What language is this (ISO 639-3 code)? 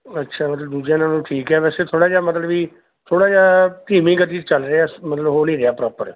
pan